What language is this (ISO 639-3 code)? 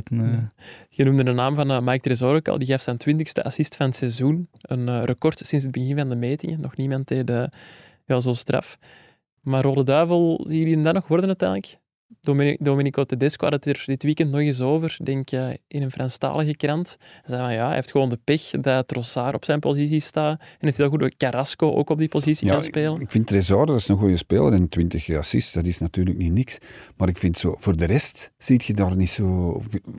nld